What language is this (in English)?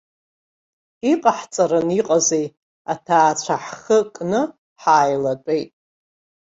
Abkhazian